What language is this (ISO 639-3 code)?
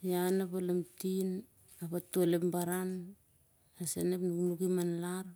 sjr